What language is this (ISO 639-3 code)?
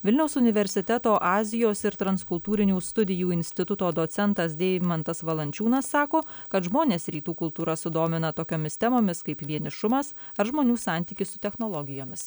lit